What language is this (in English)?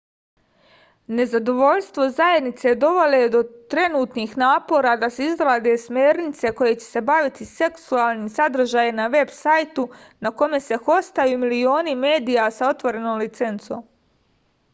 Serbian